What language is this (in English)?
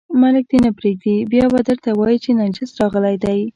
Pashto